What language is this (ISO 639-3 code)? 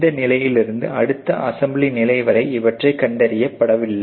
tam